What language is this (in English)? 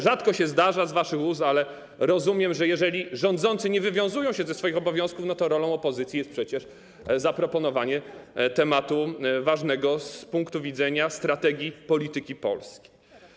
Polish